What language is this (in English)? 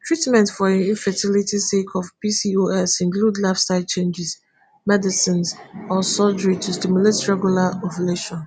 Nigerian Pidgin